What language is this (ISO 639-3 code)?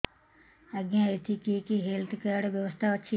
ori